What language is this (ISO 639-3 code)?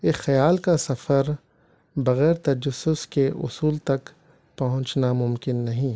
urd